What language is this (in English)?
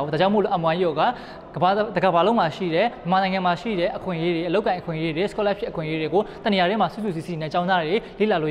Korean